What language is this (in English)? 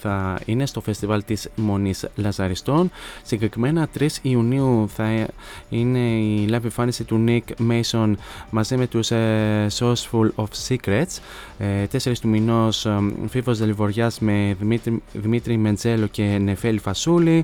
Greek